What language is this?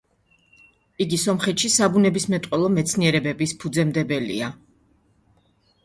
Georgian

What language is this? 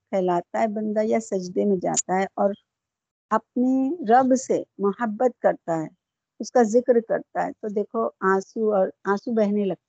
Urdu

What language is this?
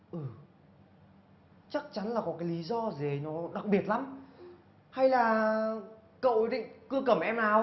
Vietnamese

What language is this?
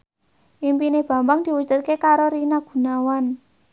Javanese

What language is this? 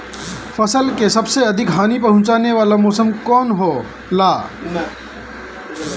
Bhojpuri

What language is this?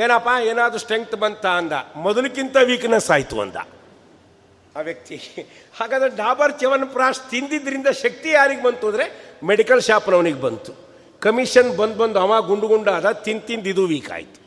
Kannada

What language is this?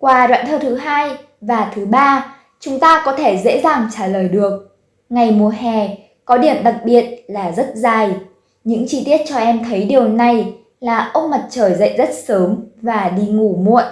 Vietnamese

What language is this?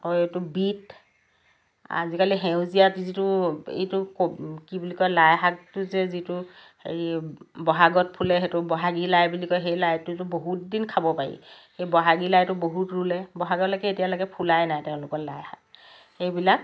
Assamese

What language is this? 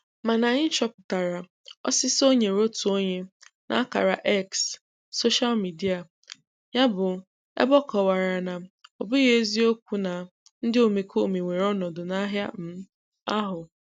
Igbo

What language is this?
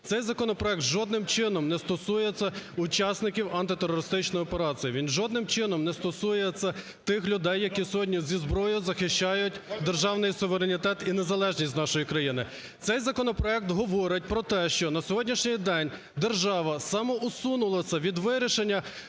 Ukrainian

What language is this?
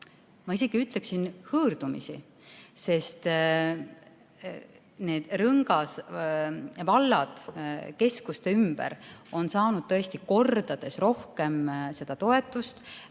Estonian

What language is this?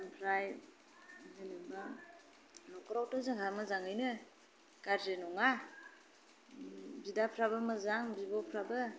Bodo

